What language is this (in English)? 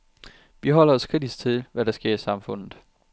Danish